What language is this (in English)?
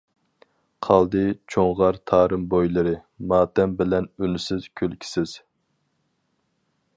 Uyghur